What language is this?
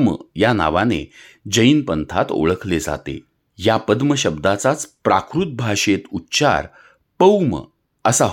Marathi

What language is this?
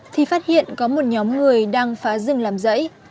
Vietnamese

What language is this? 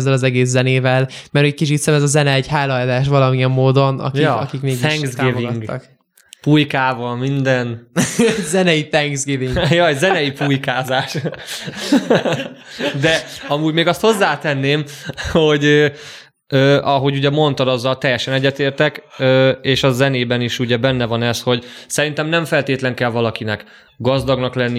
Hungarian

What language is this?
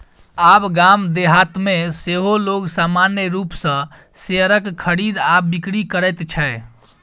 Maithili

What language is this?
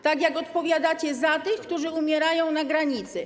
Polish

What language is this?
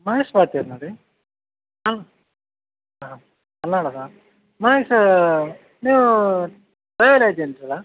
Kannada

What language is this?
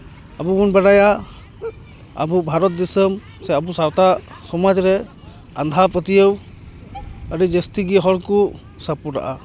Santali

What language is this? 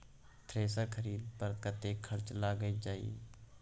Maithili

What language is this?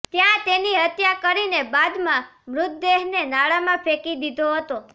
Gujarati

